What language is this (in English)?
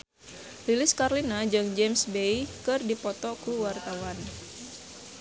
Sundanese